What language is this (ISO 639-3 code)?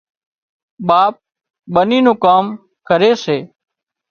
kxp